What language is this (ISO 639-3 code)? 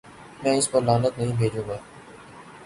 urd